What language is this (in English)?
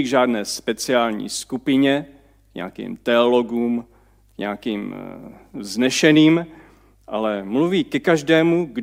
Czech